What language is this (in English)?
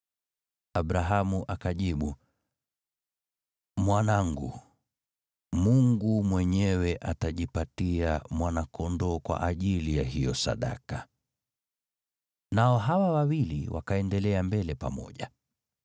Swahili